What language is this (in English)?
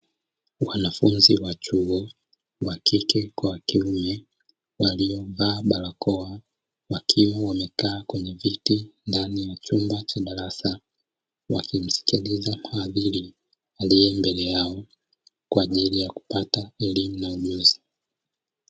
Swahili